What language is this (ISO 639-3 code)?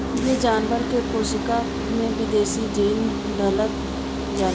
bho